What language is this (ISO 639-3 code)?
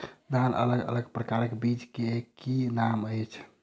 mai